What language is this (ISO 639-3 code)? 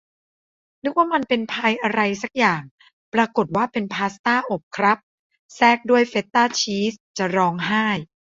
tha